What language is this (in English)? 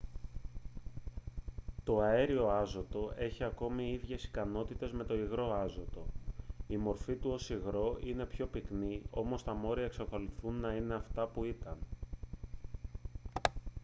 Greek